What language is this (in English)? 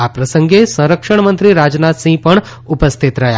Gujarati